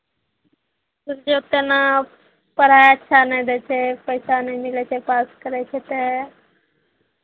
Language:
Maithili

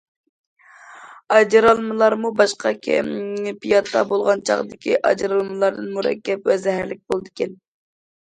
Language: Uyghur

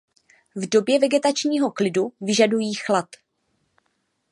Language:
Czech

